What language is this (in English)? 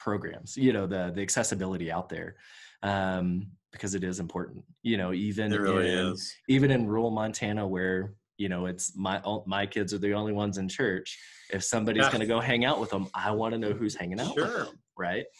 English